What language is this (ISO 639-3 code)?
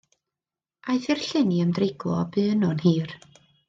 cym